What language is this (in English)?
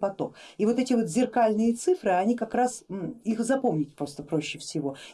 Russian